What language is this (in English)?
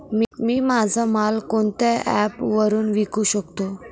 Marathi